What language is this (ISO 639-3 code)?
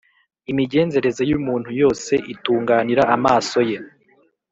kin